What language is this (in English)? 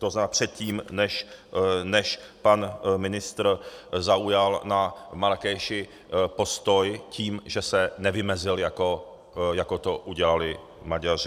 Czech